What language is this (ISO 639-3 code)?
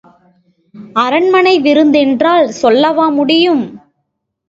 tam